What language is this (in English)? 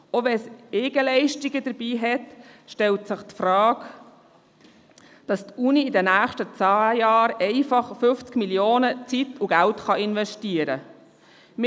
Swiss German